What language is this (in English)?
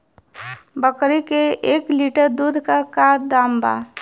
Bhojpuri